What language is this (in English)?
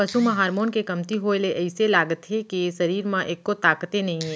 Chhattisgarhi